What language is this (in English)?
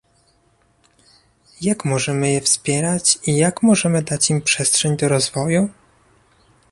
Polish